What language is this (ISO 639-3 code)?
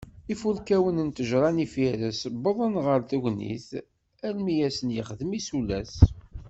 kab